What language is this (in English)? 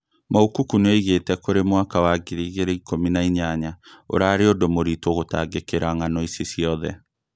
Kikuyu